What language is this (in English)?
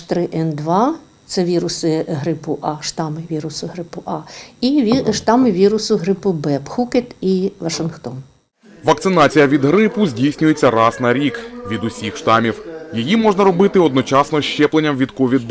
Ukrainian